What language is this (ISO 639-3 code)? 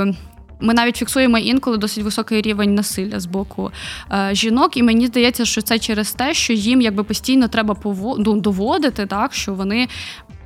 ukr